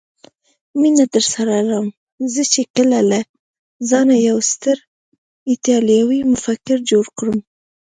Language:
Pashto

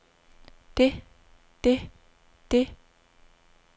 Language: Danish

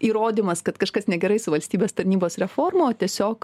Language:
Lithuanian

